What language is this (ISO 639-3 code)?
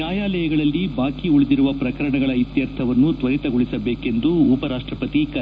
kan